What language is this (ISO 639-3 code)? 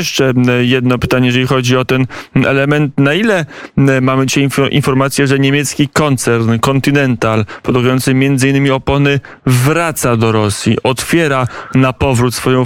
pol